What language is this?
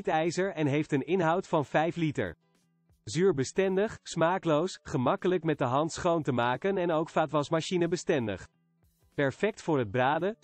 Dutch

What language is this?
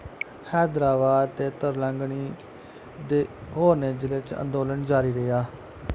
Dogri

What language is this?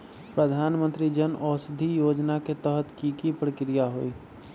Magahi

